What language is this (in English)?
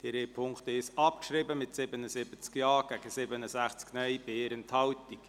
Swiss German